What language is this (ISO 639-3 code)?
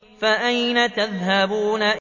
ara